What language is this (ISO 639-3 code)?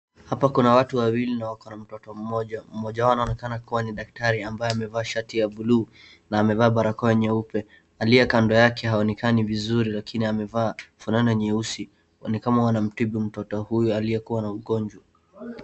swa